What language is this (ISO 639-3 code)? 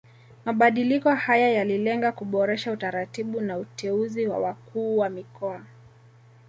swa